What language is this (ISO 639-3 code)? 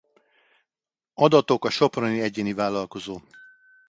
hun